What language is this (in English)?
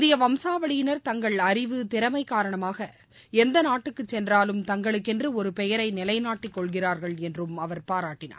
Tamil